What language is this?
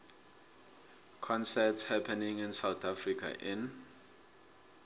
South Ndebele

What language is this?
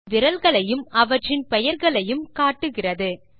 Tamil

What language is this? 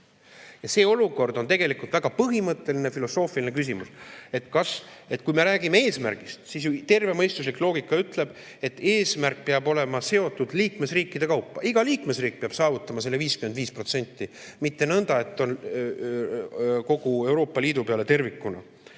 Estonian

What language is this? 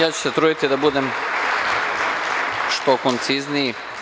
Serbian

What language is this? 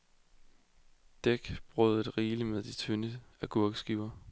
Danish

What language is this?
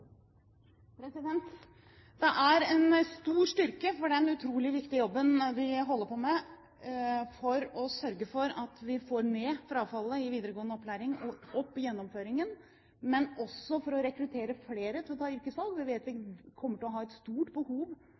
Norwegian Bokmål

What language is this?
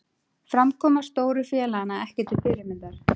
Icelandic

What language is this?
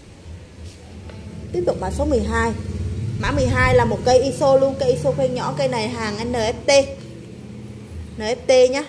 Vietnamese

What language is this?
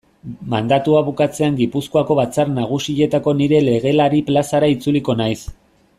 Basque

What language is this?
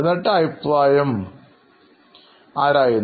Malayalam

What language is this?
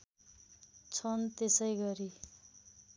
Nepali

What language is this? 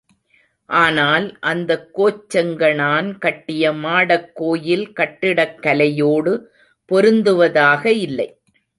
Tamil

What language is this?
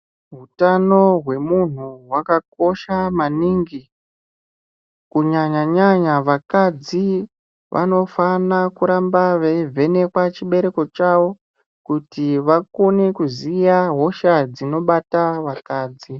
Ndau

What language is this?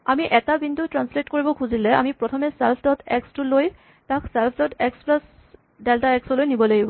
Assamese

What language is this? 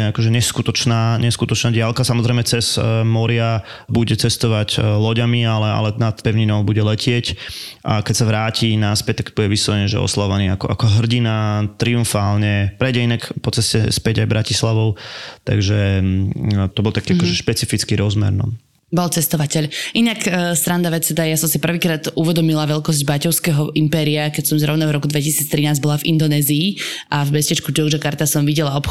Slovak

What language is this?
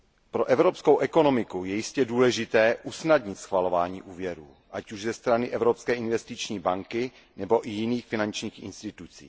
Czech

